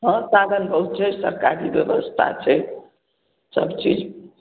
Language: Maithili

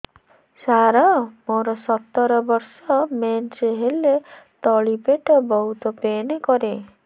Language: Odia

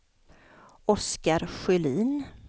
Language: Swedish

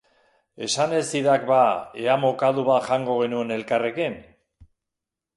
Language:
Basque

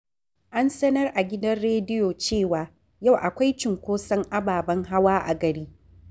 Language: Hausa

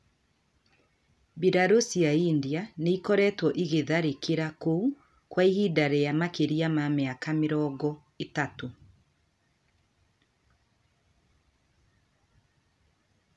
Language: Kikuyu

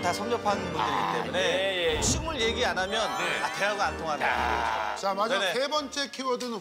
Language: Korean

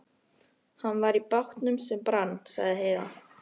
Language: Icelandic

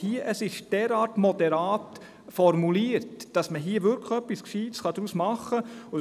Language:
Swiss German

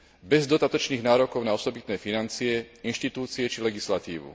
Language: Slovak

